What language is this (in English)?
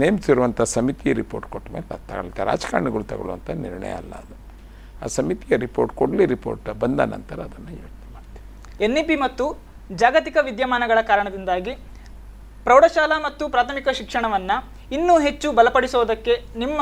Kannada